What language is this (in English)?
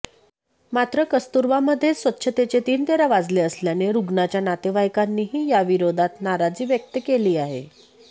Marathi